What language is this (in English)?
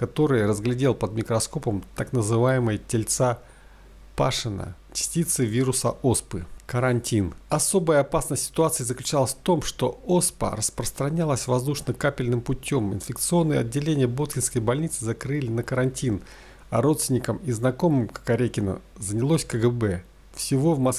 Russian